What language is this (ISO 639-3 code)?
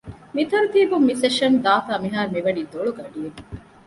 div